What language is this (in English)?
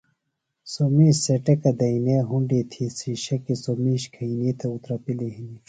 Phalura